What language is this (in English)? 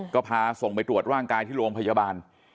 Thai